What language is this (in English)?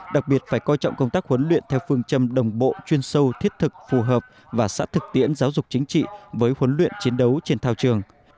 Vietnamese